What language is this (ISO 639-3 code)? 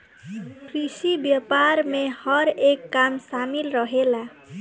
bho